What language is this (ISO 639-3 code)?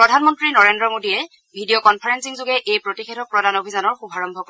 asm